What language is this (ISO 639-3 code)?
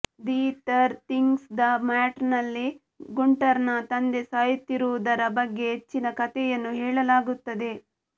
kan